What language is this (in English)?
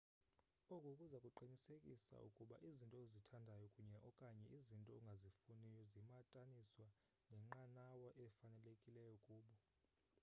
Xhosa